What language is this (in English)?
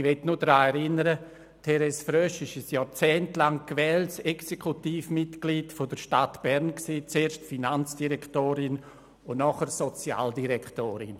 Swiss German